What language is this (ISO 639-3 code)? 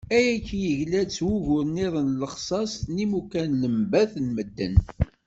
kab